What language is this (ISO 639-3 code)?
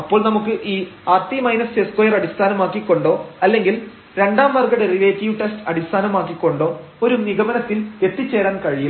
mal